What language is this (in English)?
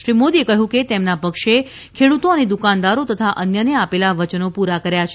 Gujarati